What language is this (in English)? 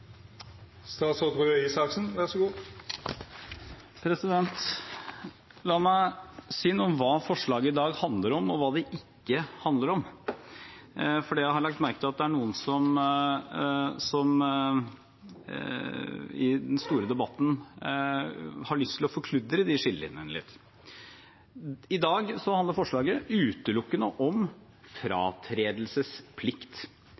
Norwegian